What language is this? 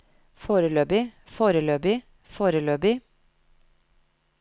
Norwegian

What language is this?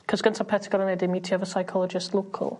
Welsh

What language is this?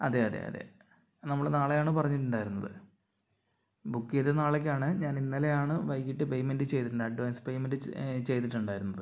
Malayalam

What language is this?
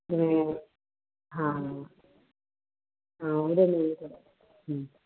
Punjabi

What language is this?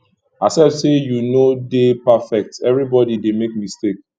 Nigerian Pidgin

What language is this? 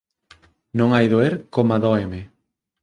Galician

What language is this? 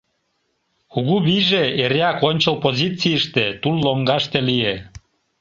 Mari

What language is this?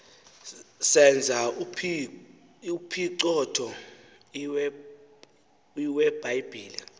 Xhosa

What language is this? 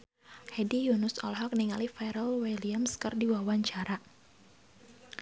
Sundanese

